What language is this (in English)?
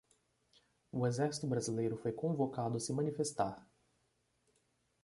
Portuguese